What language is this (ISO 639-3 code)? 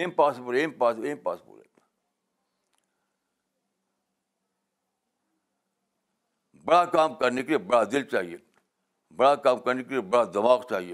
urd